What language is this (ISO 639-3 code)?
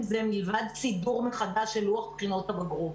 heb